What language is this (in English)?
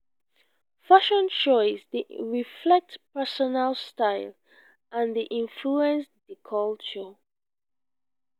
Nigerian Pidgin